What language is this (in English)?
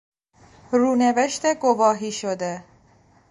Persian